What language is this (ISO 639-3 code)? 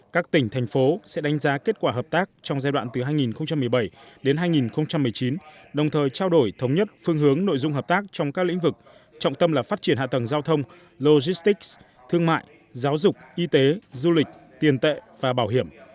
vie